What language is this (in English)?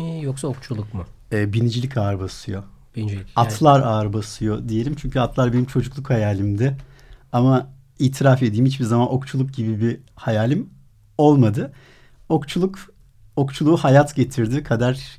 Turkish